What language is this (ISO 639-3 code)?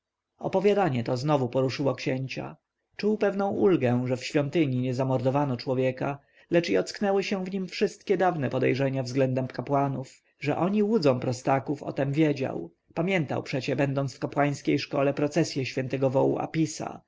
pol